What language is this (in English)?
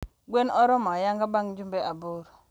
Luo (Kenya and Tanzania)